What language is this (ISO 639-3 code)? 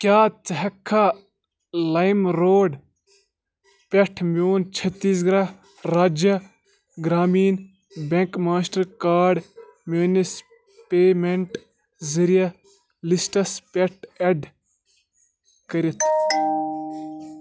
kas